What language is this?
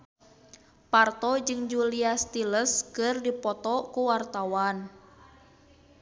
Sundanese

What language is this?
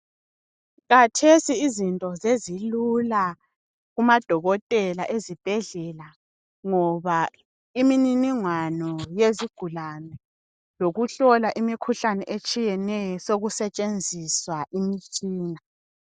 North Ndebele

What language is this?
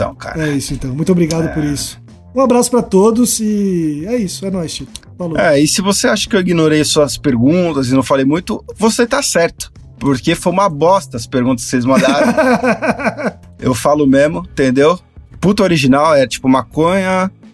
Portuguese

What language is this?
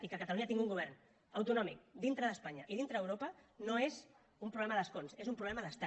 Catalan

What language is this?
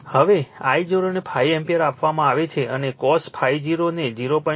Gujarati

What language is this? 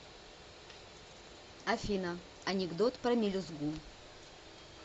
Russian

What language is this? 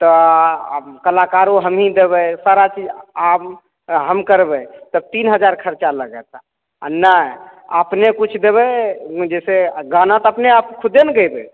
Maithili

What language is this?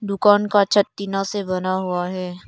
Hindi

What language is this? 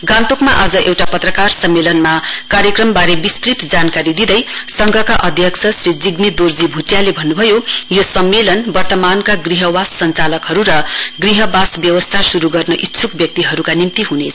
Nepali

